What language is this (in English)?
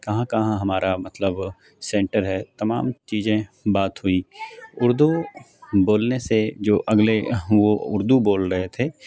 Urdu